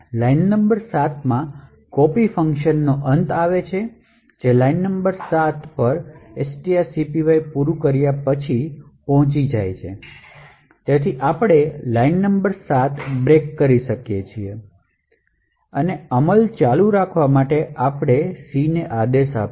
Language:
Gujarati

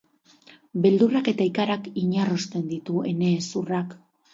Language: Basque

